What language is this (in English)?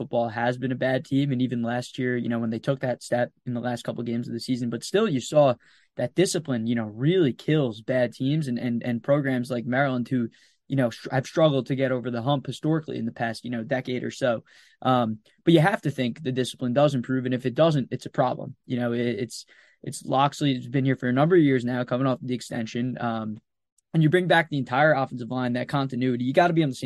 English